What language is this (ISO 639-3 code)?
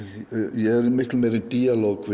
isl